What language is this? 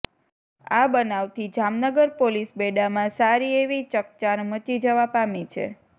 Gujarati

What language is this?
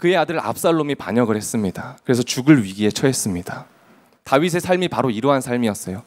Korean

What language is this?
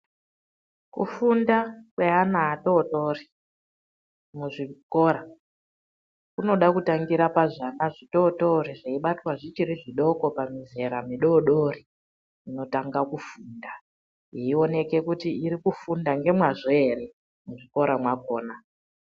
Ndau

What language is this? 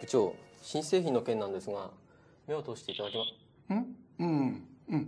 Japanese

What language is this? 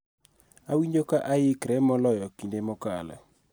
Luo (Kenya and Tanzania)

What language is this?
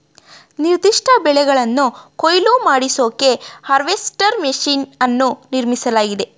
Kannada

